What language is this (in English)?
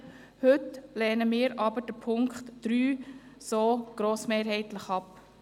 Swiss German